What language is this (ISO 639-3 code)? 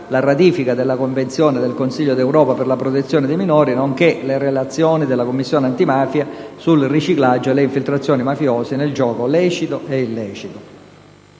ita